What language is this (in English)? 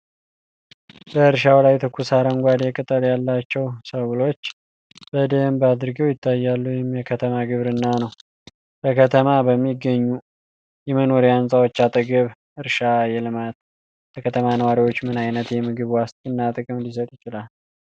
Amharic